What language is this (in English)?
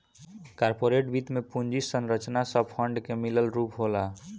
Bhojpuri